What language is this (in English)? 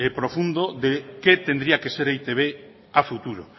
Spanish